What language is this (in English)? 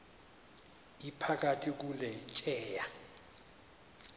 Xhosa